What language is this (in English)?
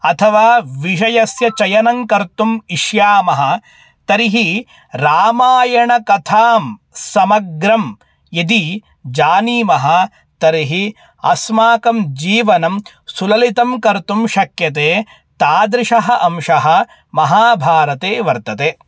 Sanskrit